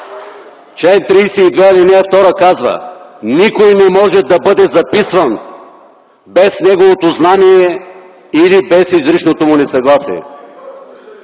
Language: Bulgarian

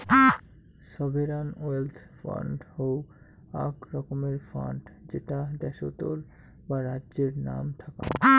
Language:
Bangla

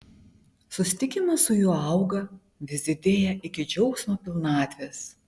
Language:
Lithuanian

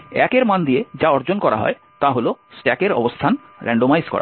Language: Bangla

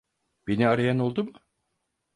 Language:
Turkish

